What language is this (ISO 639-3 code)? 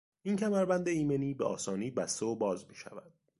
fas